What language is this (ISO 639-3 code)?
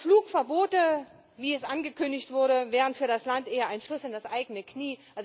deu